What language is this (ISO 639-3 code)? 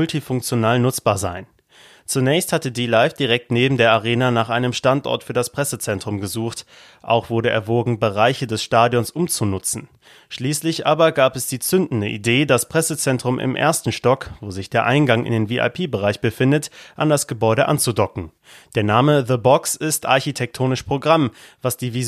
deu